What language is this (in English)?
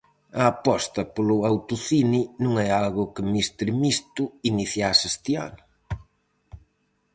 Galician